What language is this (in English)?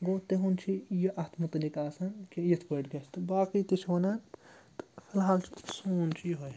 Kashmiri